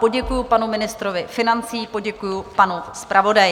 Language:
Czech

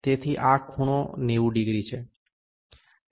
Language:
Gujarati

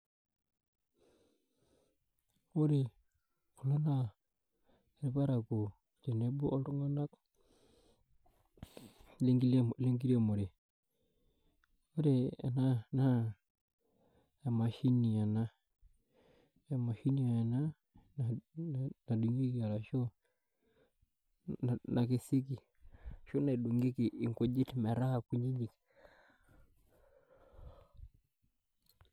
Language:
Masai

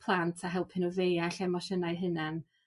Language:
Welsh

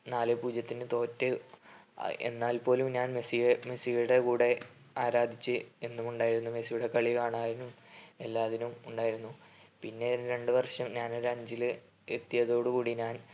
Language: Malayalam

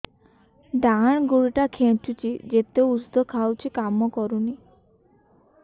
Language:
Odia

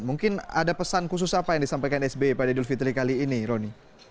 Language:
Indonesian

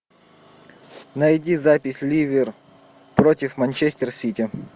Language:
Russian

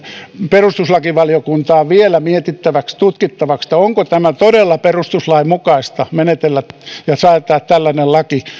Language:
Finnish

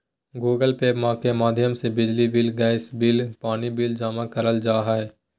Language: Magahi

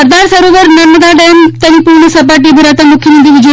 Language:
Gujarati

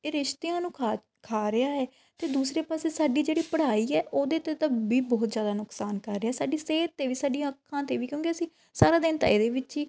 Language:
Punjabi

